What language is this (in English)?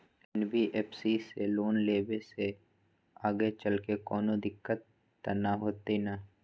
Magahi